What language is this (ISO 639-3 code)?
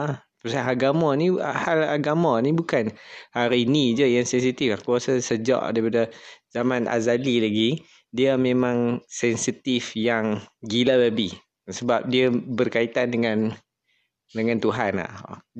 msa